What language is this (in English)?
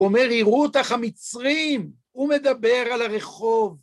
Hebrew